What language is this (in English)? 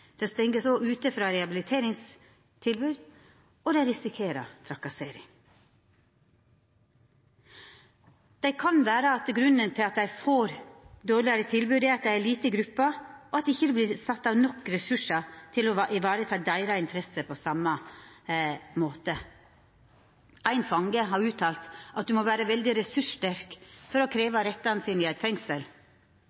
Norwegian Nynorsk